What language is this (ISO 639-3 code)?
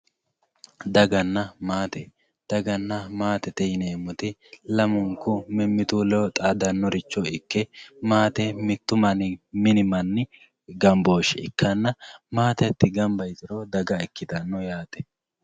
sid